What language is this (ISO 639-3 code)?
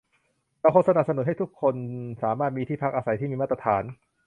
tha